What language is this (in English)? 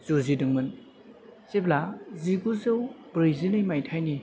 Bodo